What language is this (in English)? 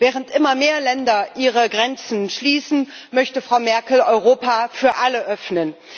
German